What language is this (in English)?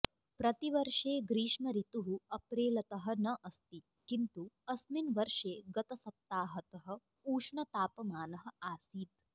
Sanskrit